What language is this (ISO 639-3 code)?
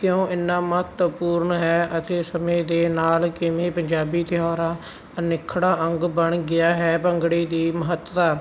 pan